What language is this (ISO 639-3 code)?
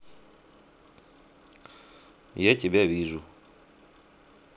rus